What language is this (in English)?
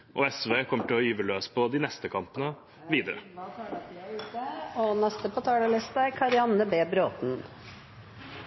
Norwegian Bokmål